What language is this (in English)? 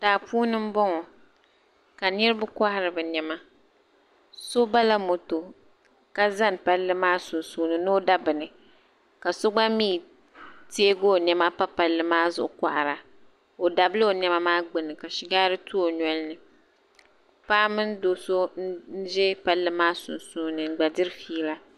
Dagbani